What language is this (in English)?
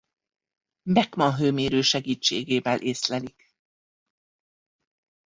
Hungarian